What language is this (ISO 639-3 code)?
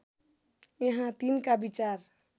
nep